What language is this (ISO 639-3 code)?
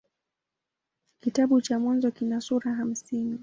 swa